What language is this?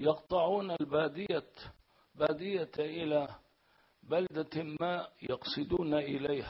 Arabic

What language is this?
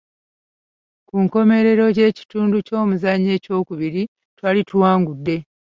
Ganda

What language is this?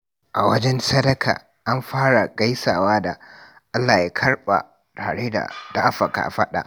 Hausa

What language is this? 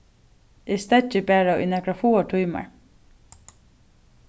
Faroese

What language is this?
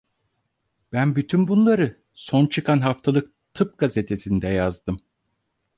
Turkish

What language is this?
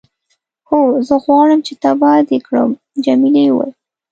Pashto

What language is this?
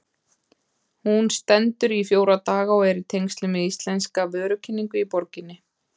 Icelandic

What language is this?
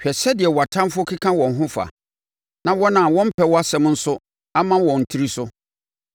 Akan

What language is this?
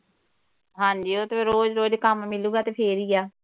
Punjabi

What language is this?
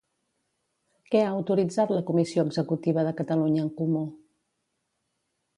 Catalan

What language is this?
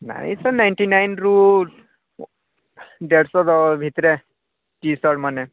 Odia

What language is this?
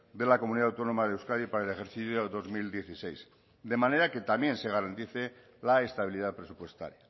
Spanish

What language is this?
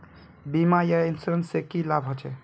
Magahi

